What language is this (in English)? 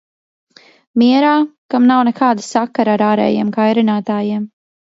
Latvian